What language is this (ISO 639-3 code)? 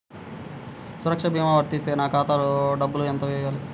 tel